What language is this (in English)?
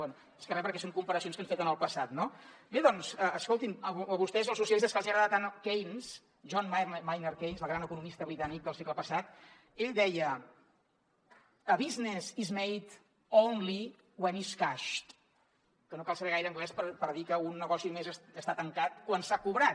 Catalan